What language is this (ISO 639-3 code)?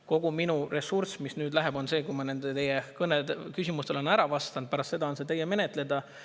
est